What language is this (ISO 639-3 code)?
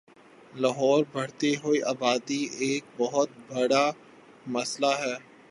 urd